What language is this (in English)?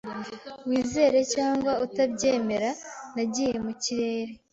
Kinyarwanda